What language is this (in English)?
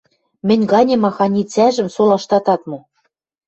Western Mari